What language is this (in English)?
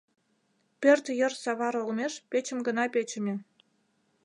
Mari